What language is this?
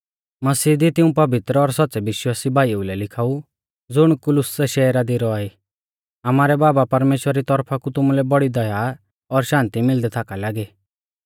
Mahasu Pahari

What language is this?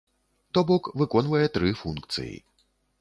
Belarusian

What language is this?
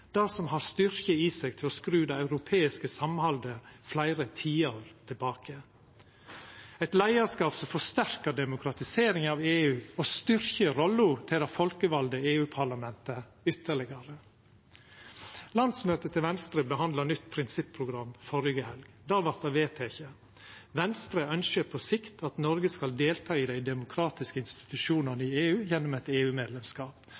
Norwegian Nynorsk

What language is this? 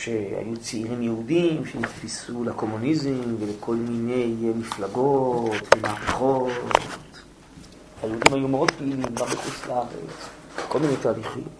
Hebrew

